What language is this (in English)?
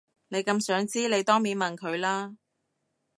Cantonese